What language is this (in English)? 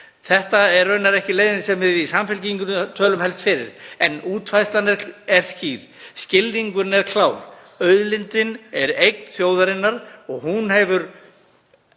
Icelandic